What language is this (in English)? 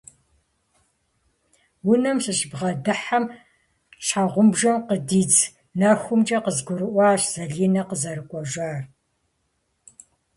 Kabardian